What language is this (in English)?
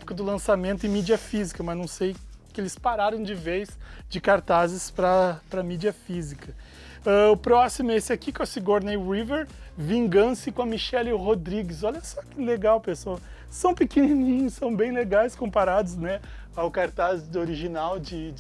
Portuguese